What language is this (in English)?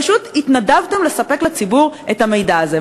Hebrew